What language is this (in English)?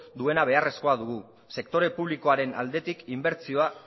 Basque